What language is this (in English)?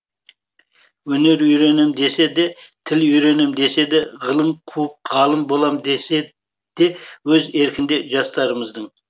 Kazakh